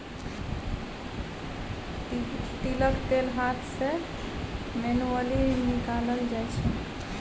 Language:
Maithili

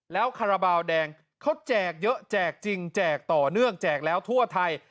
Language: Thai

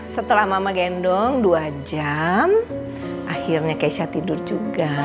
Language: Indonesian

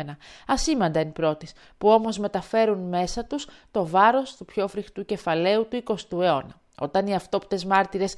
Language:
Greek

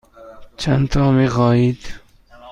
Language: Persian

